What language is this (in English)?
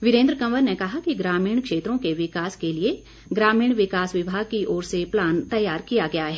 Hindi